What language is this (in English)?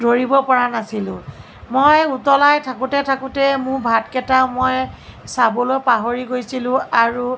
Assamese